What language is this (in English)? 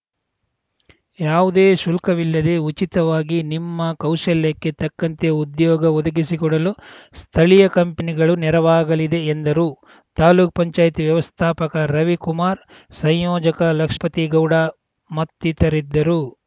Kannada